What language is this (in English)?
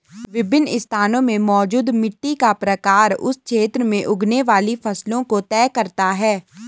Hindi